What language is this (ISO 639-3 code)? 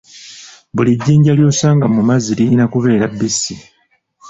lug